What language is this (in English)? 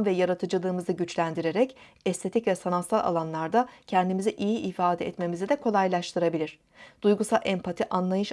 Turkish